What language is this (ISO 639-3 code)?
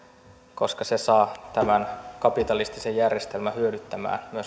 fin